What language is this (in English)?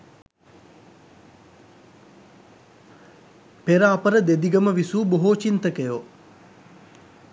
Sinhala